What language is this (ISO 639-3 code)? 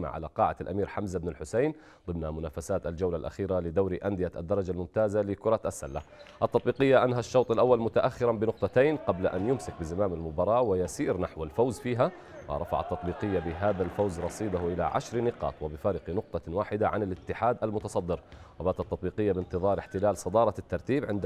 ara